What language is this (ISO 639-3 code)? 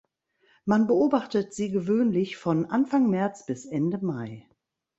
deu